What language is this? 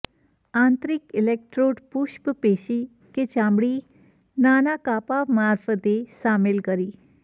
Gujarati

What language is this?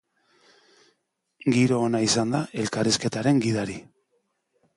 Basque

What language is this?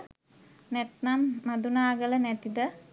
Sinhala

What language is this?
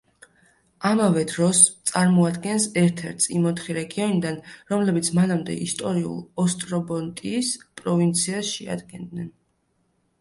Georgian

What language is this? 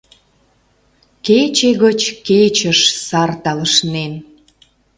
Mari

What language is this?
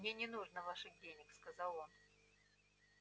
Russian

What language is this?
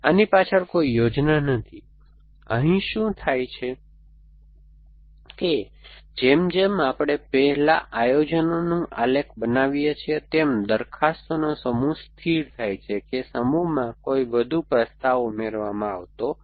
Gujarati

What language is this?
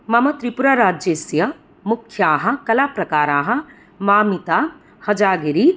Sanskrit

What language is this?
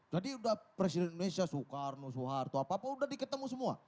Indonesian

